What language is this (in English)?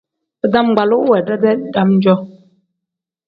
Tem